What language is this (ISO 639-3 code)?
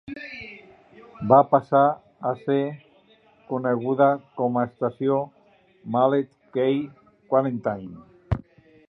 cat